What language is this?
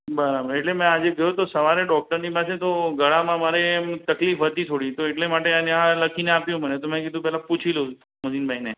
Gujarati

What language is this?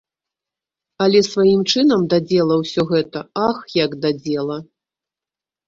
Belarusian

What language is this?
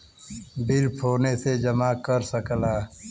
Bhojpuri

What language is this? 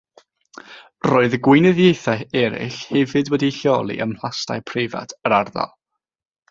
Welsh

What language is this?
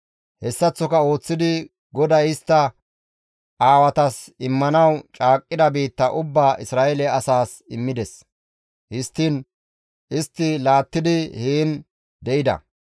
Gamo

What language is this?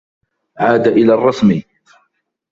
Arabic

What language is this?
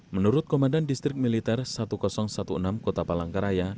Indonesian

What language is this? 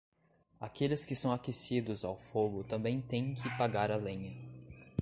Portuguese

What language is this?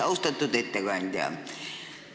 Estonian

